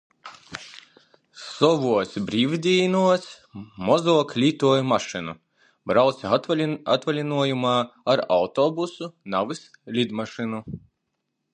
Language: Latgalian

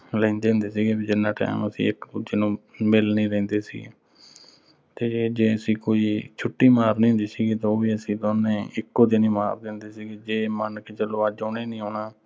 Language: Punjabi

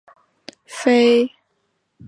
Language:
Chinese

